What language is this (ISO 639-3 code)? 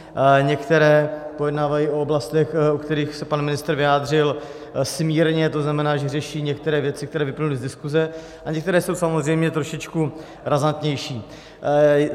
ces